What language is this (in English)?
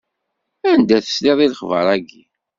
Kabyle